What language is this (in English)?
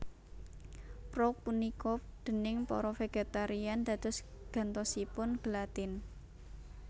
Javanese